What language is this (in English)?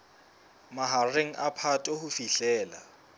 Southern Sotho